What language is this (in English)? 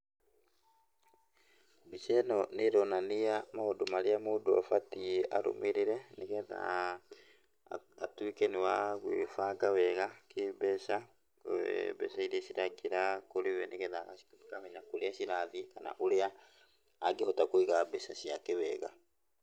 Kikuyu